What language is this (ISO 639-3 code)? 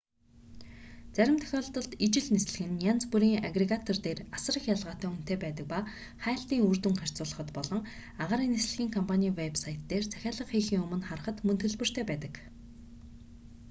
mon